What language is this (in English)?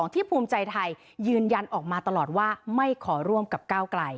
Thai